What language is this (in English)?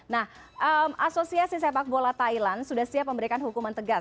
Indonesian